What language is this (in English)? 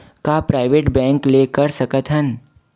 Chhattisgarhi